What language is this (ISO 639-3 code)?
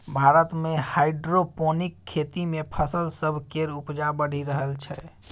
mai